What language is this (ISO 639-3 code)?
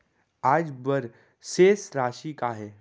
hne